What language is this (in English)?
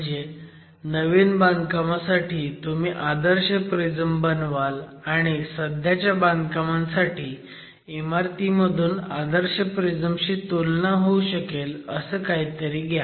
Marathi